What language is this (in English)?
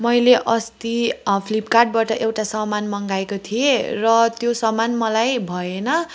Nepali